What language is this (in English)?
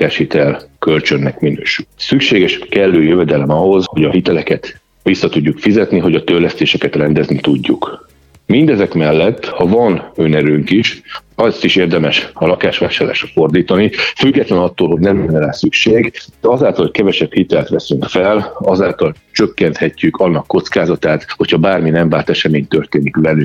Hungarian